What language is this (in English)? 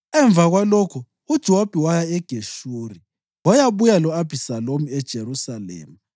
North Ndebele